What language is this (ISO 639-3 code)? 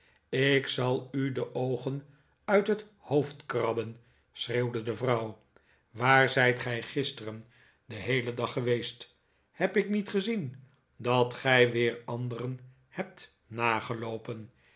nld